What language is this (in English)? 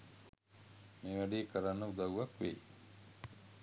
Sinhala